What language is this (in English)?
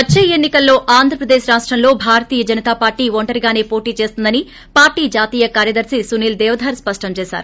Telugu